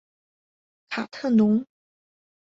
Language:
Chinese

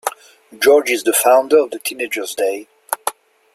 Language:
English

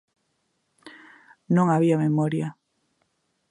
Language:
Galician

